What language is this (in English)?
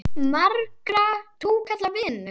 Icelandic